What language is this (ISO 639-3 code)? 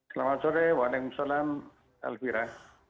ind